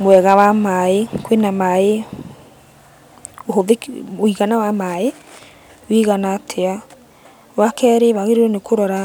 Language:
Kikuyu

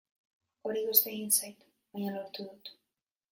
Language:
Basque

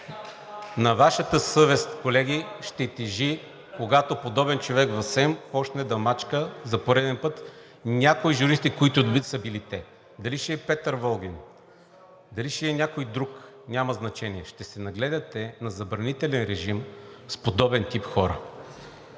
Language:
Bulgarian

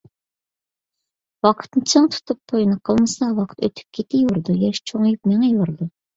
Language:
Uyghur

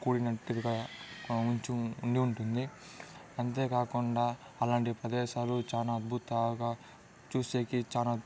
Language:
Telugu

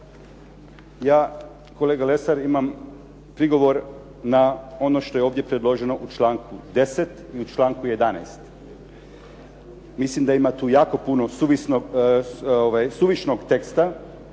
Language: Croatian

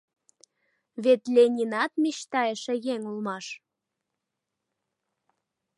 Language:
Mari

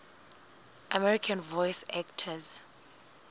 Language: Southern Sotho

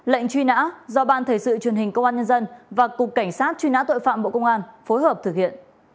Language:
Vietnamese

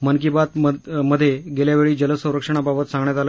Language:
Marathi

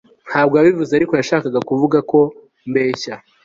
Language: Kinyarwanda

